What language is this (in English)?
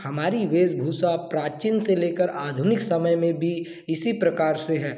Hindi